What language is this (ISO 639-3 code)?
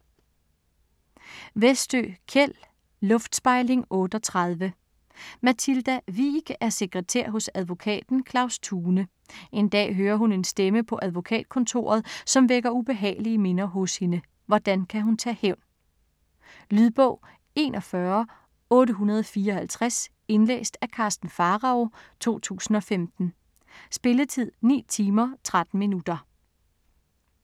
dan